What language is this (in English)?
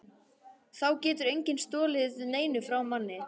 Icelandic